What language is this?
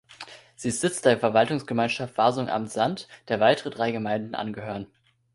German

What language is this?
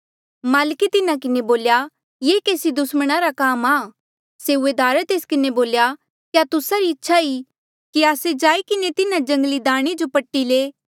Mandeali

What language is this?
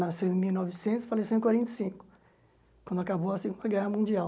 Portuguese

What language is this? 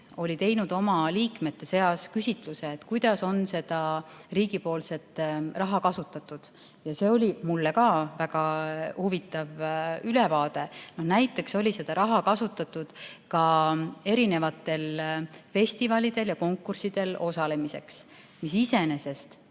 Estonian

